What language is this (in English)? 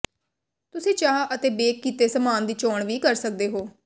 Punjabi